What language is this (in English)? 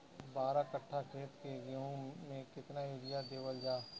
Bhojpuri